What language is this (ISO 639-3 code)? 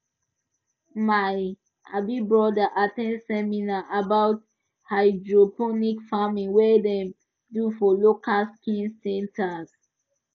pcm